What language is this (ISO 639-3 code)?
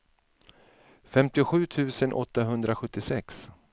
swe